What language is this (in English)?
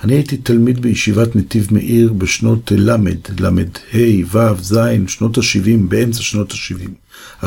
Hebrew